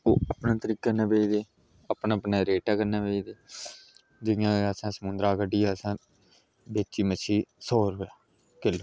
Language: Dogri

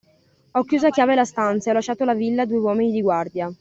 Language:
Italian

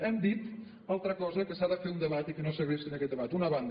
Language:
Catalan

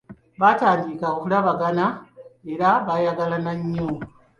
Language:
Ganda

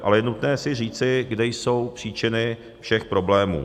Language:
Czech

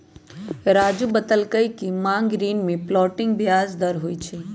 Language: Magahi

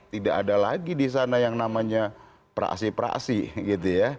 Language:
Indonesian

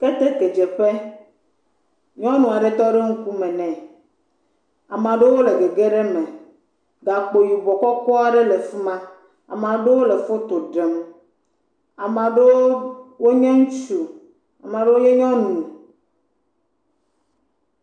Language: Ewe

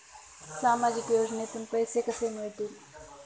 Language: Marathi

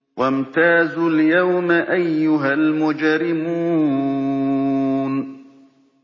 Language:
Arabic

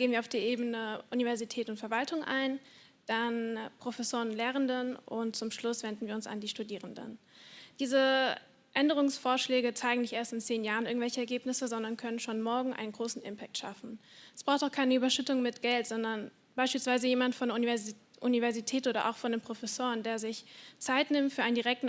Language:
German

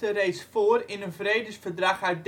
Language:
Dutch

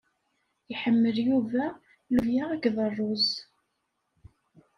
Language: Kabyle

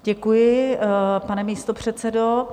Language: Czech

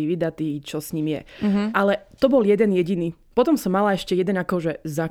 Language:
Slovak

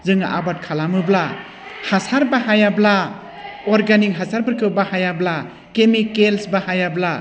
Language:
Bodo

